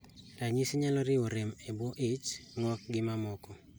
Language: Luo (Kenya and Tanzania)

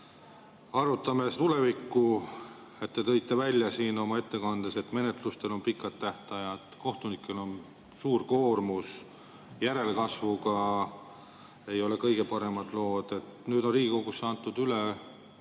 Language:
Estonian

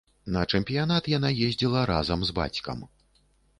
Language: Belarusian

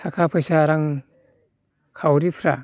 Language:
Bodo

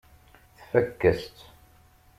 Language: Kabyle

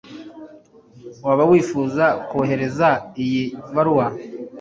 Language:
Kinyarwanda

